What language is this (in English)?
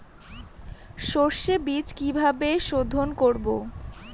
Bangla